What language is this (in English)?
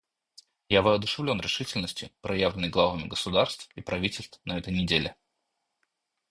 Russian